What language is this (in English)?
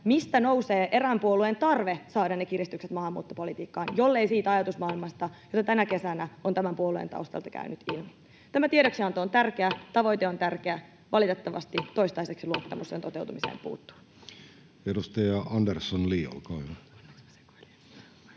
Finnish